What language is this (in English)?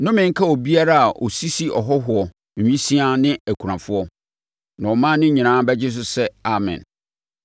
Akan